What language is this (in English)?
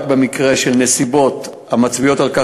Hebrew